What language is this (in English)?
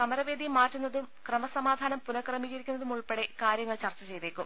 Malayalam